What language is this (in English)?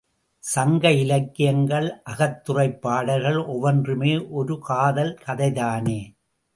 Tamil